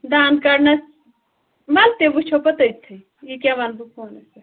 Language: Kashmiri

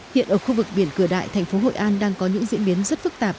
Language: Vietnamese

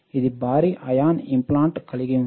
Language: Telugu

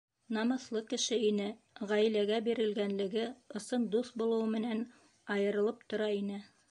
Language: Bashkir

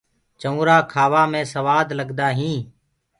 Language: Gurgula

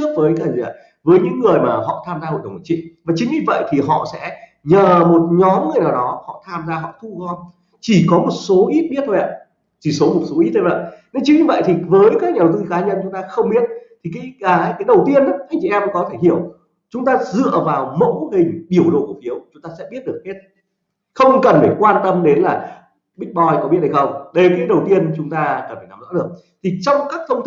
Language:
Vietnamese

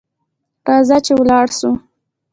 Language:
Pashto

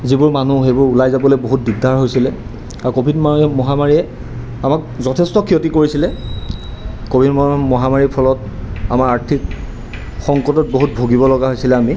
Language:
Assamese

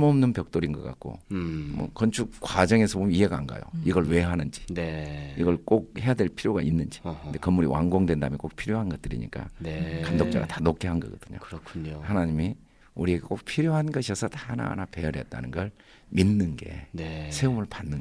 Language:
Korean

